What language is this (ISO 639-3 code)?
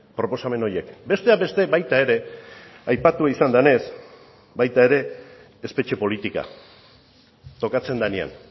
eus